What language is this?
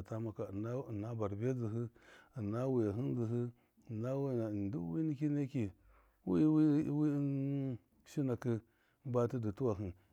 Miya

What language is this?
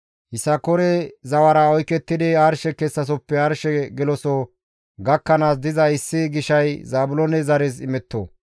Gamo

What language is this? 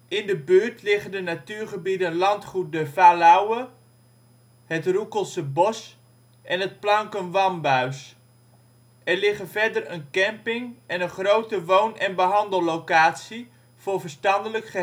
Dutch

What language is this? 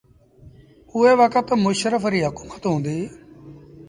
Sindhi Bhil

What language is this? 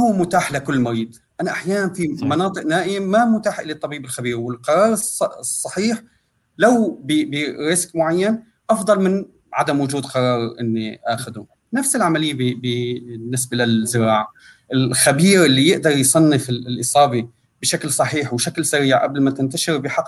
Arabic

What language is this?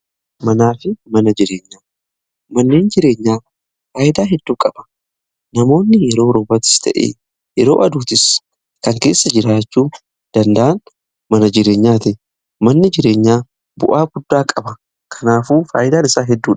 Oromo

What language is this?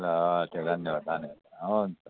Nepali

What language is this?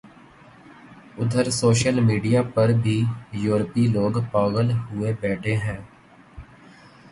Urdu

